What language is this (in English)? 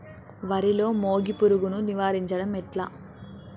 Telugu